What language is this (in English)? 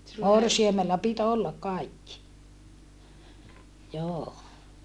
Finnish